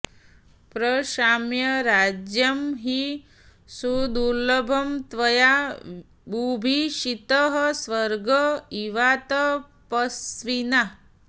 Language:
Sanskrit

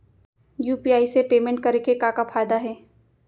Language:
Chhattisgarhi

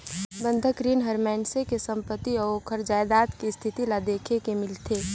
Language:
Chhattisgarhi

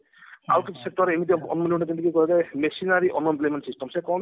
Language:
Odia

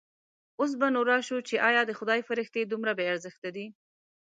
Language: Pashto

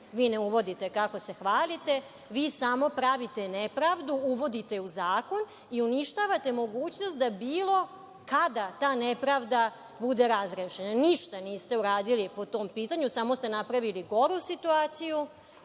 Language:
Serbian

